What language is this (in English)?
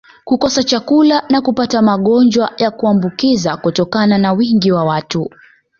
Swahili